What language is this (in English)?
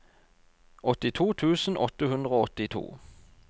Norwegian